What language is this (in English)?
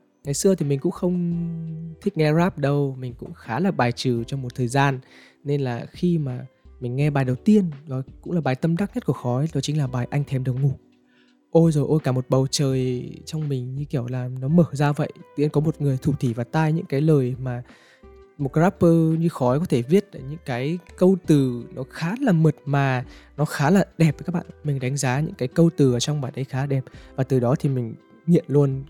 Vietnamese